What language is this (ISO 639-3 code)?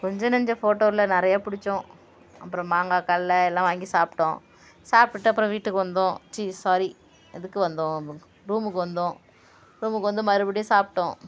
tam